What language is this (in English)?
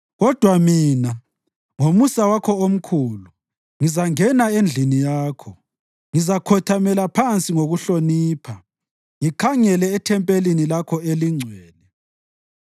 North Ndebele